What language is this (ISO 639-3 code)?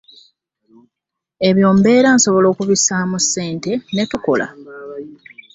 lug